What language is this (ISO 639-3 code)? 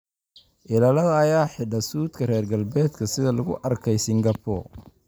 som